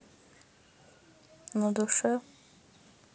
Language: Russian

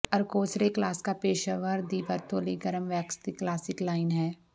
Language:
Punjabi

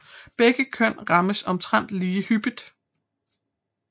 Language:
Danish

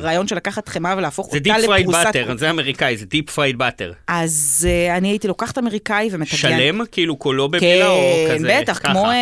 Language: Hebrew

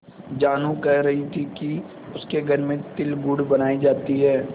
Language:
Hindi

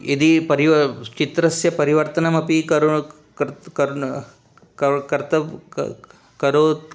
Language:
Sanskrit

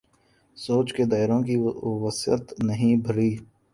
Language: Urdu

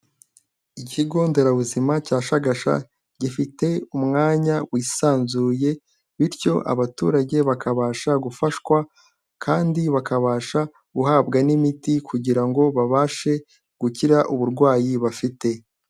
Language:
Kinyarwanda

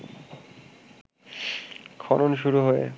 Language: Bangla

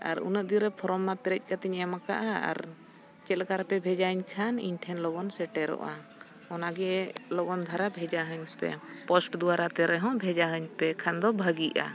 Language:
Santali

